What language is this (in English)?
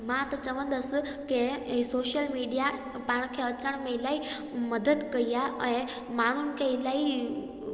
Sindhi